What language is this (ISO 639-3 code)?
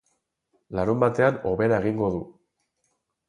eus